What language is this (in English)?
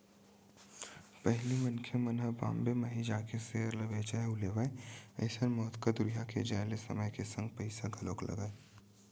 Chhattisgarhi